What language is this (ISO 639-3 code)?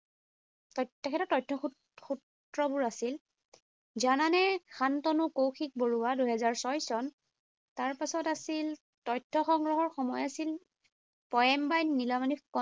asm